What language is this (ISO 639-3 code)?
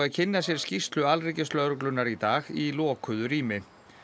isl